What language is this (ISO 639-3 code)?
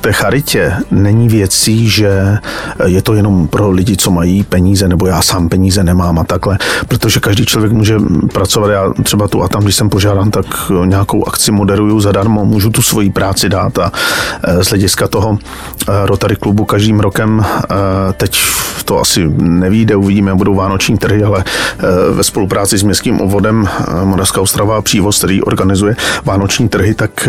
ces